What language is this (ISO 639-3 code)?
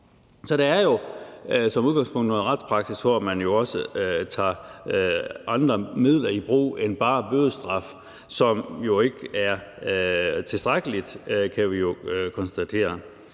dan